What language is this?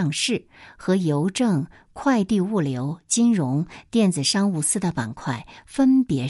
Chinese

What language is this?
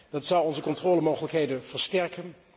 Dutch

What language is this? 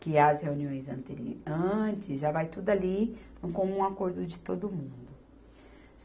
Portuguese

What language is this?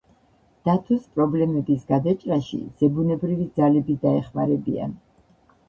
Georgian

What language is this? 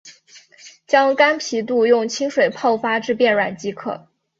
Chinese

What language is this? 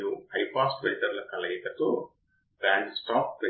Telugu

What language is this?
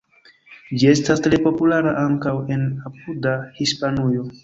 Esperanto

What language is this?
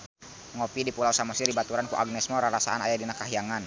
Sundanese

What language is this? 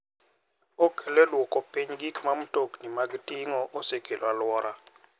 Luo (Kenya and Tanzania)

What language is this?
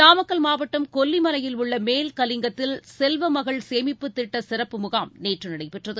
Tamil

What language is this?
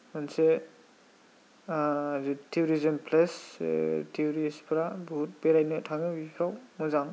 Bodo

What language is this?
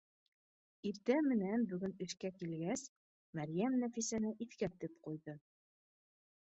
Bashkir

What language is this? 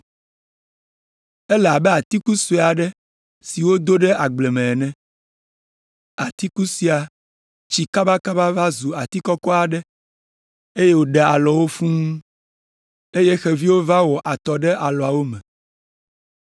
Ewe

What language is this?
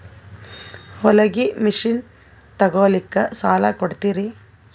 Kannada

